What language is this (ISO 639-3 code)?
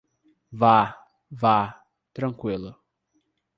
por